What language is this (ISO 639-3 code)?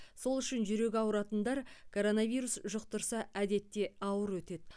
kaz